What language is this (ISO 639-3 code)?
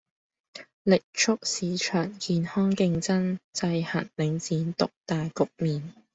yue